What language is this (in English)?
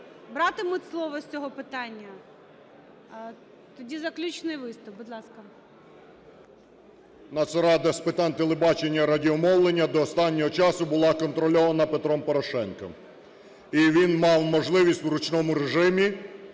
Ukrainian